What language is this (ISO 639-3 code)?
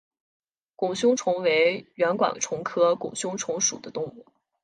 zho